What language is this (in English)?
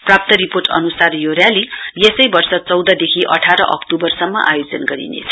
Nepali